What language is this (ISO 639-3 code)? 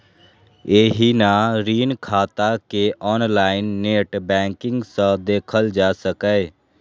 mai